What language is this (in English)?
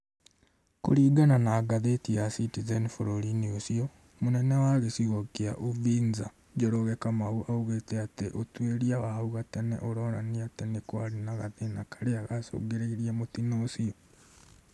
Kikuyu